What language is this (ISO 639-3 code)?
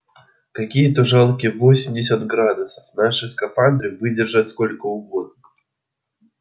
rus